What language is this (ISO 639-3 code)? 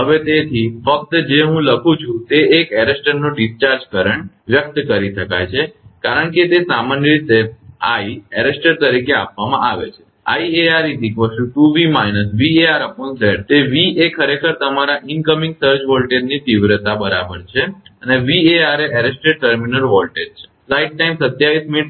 guj